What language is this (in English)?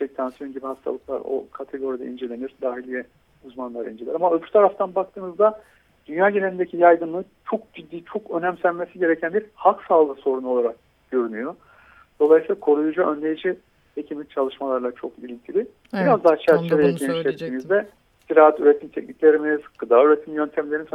Turkish